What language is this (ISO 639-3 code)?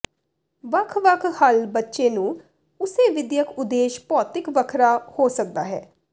pan